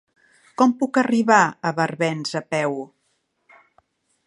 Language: Catalan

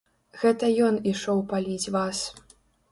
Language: Belarusian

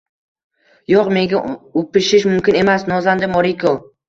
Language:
Uzbek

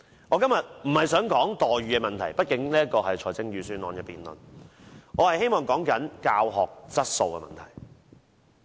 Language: Cantonese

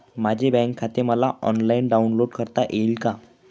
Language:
Marathi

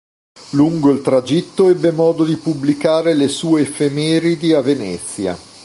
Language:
Italian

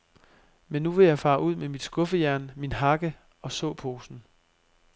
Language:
Danish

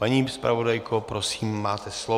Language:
Czech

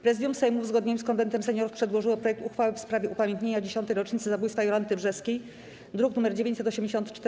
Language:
Polish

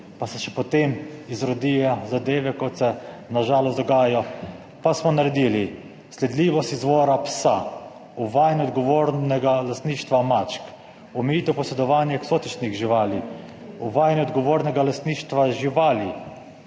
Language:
Slovenian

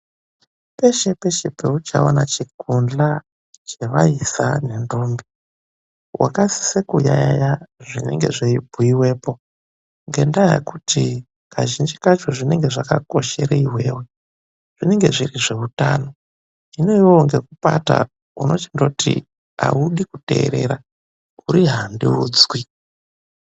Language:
Ndau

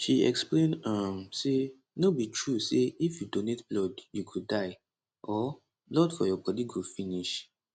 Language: Nigerian Pidgin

